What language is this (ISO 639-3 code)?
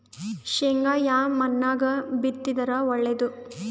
kan